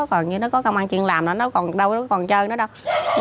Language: Vietnamese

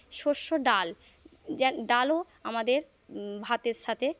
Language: Bangla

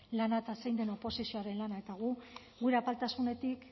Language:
Basque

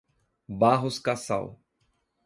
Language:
Portuguese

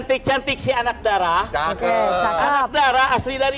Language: Indonesian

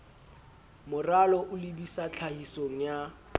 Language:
Southern Sotho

